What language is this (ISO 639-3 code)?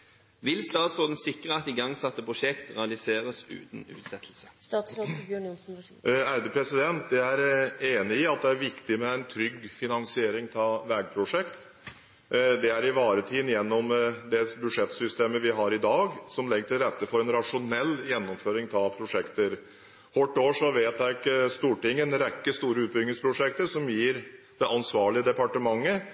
nob